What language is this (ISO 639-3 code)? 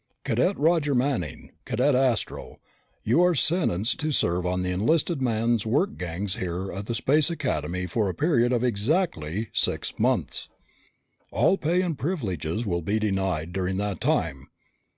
eng